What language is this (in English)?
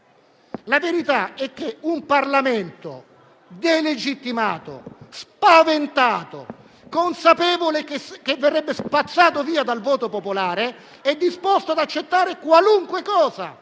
Italian